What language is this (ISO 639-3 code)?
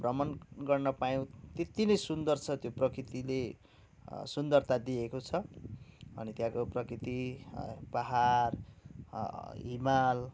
nep